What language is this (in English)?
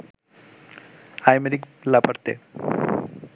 Bangla